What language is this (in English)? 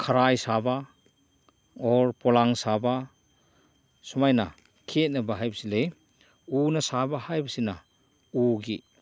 Manipuri